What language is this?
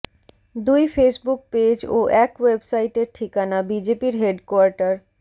Bangla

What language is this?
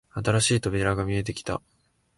Japanese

